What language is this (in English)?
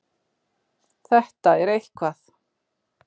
Icelandic